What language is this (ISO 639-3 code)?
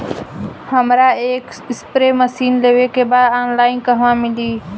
bho